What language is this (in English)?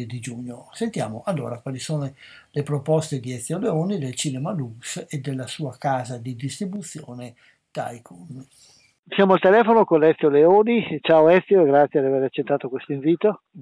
Italian